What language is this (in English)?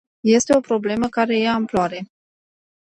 Romanian